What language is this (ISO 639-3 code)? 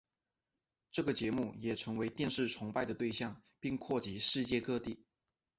zho